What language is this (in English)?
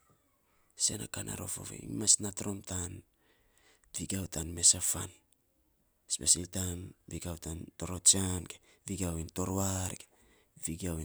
Saposa